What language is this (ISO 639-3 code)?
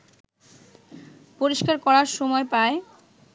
ben